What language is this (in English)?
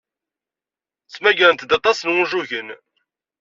Kabyle